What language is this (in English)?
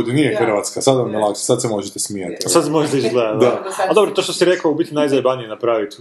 Croatian